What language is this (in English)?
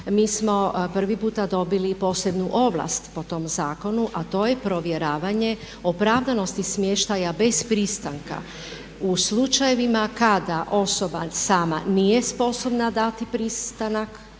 Croatian